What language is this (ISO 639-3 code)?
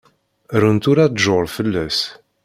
kab